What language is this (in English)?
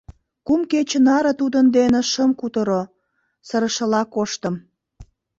Mari